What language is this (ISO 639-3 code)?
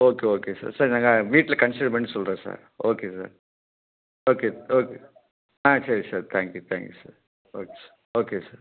tam